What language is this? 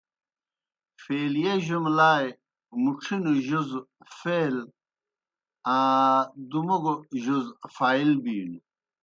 Kohistani Shina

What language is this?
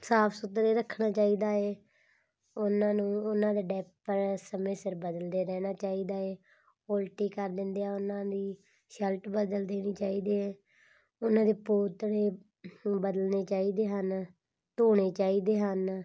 Punjabi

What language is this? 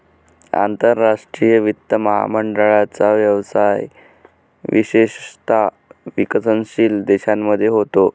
Marathi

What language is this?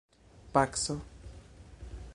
Esperanto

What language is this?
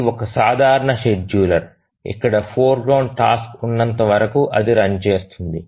Telugu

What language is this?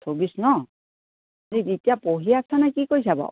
Assamese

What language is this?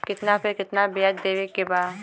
Bhojpuri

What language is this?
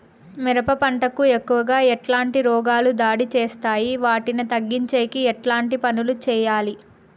Telugu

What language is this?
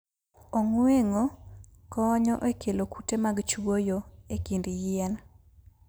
Luo (Kenya and Tanzania)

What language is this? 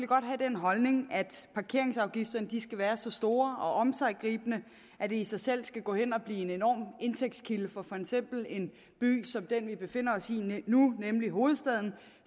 Danish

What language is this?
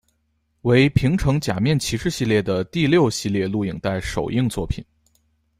Chinese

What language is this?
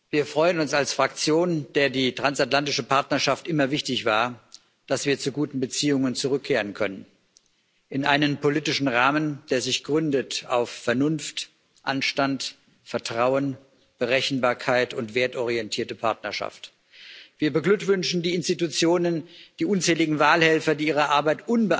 German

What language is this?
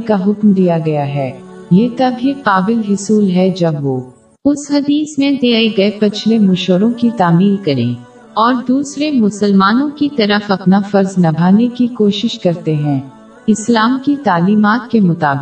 Urdu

